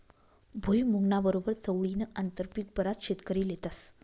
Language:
Marathi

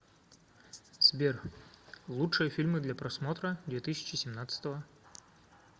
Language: Russian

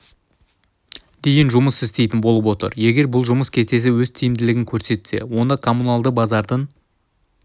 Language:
Kazakh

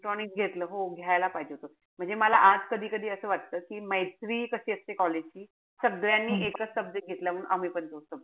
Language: Marathi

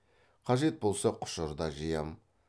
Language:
Kazakh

